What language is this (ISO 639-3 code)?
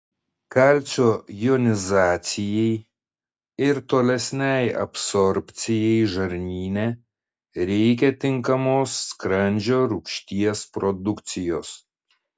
lit